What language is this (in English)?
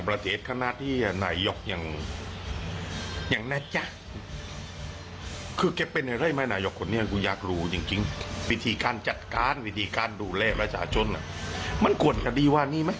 Thai